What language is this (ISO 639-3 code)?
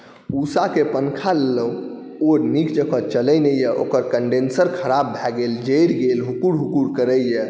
mai